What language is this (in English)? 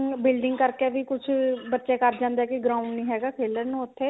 Punjabi